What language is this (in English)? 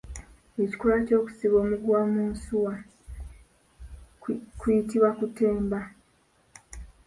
Ganda